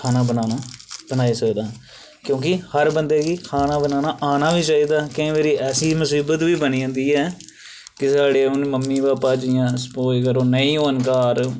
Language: Dogri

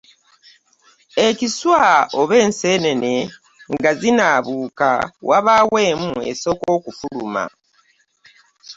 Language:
Ganda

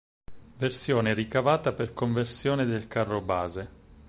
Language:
Italian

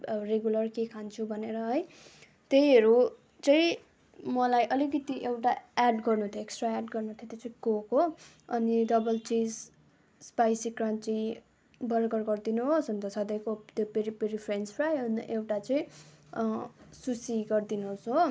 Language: Nepali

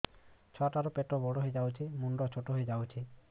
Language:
Odia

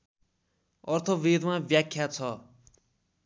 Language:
Nepali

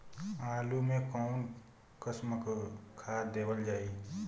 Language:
Bhojpuri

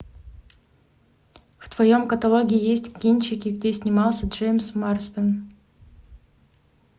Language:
Russian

